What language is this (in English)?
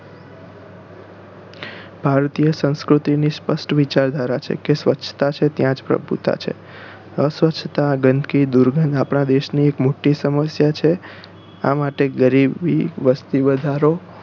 Gujarati